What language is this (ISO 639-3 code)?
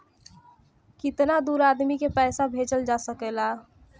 bho